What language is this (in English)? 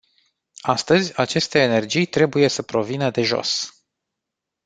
Romanian